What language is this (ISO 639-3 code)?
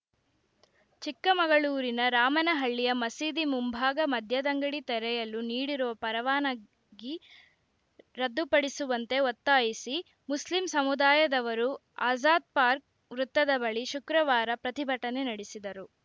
kan